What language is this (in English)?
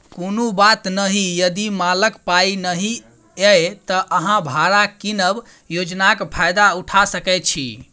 Maithili